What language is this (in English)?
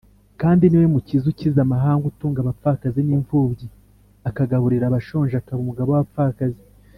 Kinyarwanda